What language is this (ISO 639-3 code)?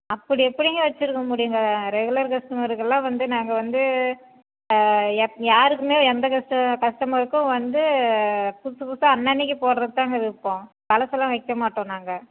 tam